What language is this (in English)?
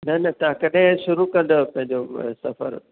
Sindhi